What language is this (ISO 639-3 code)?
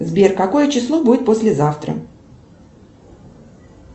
rus